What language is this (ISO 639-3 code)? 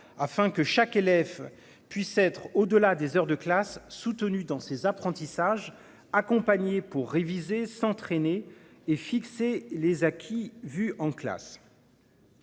fra